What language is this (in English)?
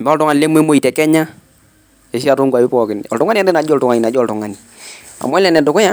Masai